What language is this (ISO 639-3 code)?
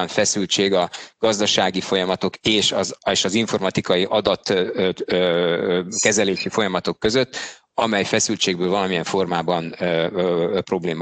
hun